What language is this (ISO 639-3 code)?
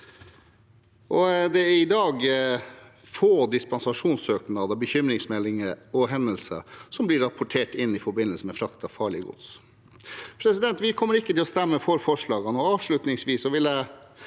nor